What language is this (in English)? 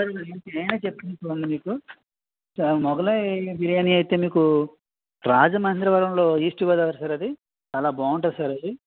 Telugu